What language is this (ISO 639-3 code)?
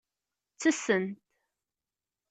kab